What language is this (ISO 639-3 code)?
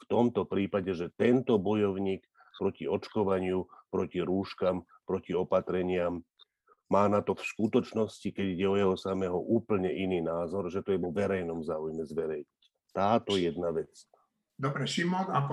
slk